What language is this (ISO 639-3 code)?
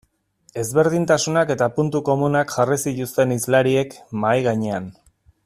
eus